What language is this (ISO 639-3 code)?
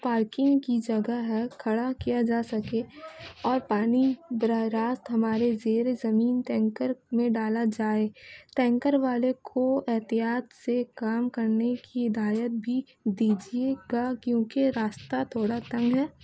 urd